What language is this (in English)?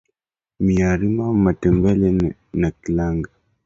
Swahili